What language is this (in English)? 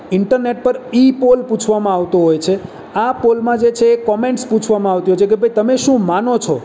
Gujarati